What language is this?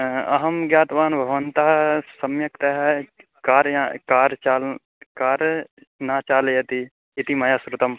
Sanskrit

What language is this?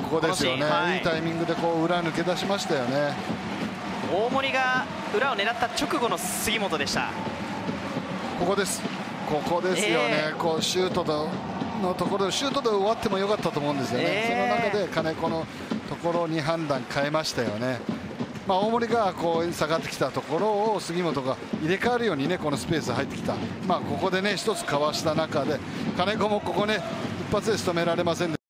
Japanese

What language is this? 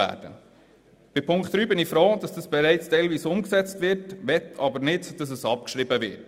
Swiss German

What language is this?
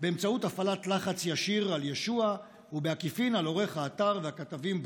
Hebrew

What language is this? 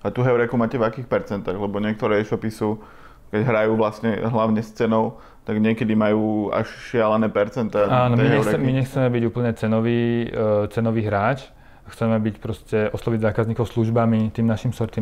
Slovak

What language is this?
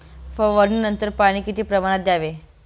Marathi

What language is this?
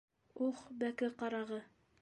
Bashkir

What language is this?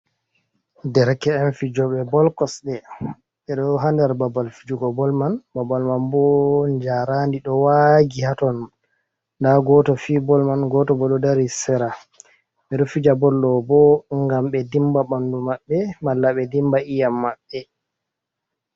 Fula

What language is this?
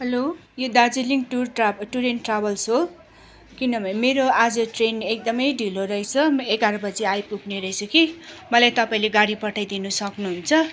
Nepali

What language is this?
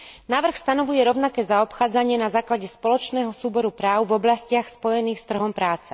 Slovak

